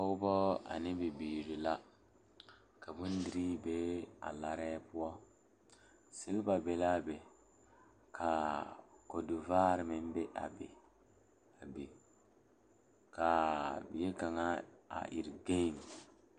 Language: Southern Dagaare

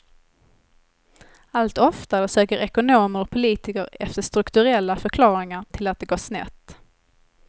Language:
Swedish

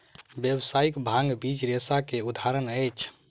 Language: Maithili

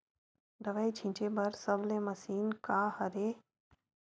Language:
Chhattisgarhi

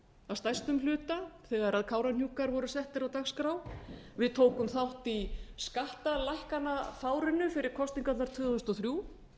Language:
Icelandic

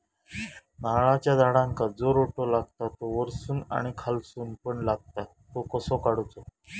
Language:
Marathi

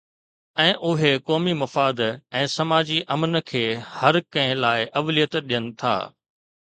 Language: Sindhi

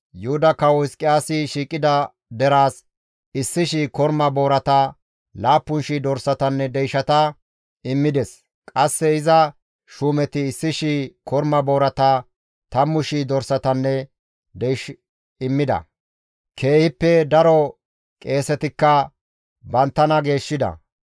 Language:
Gamo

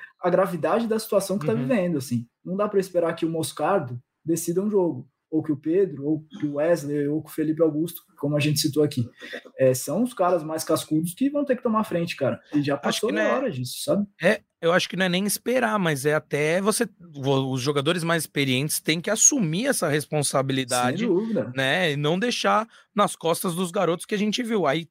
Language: Portuguese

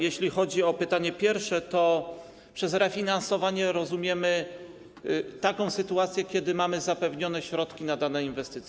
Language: Polish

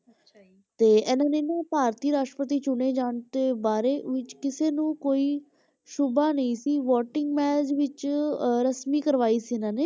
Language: Punjabi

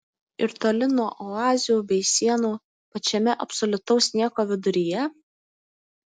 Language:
Lithuanian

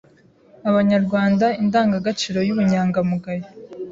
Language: Kinyarwanda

